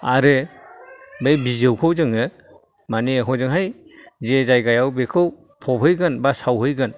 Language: Bodo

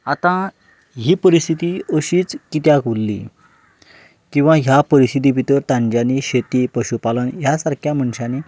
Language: Konkani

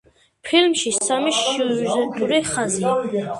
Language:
Georgian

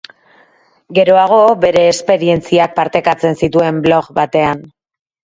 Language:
Basque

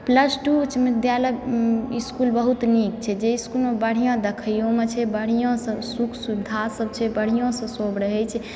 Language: Maithili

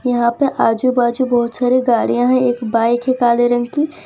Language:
Hindi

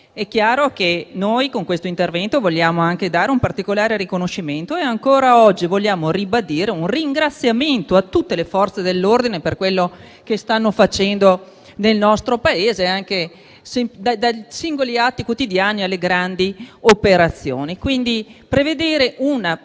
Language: Italian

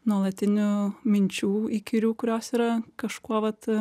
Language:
Lithuanian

